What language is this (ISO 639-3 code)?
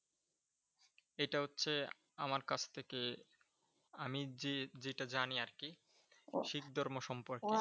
ben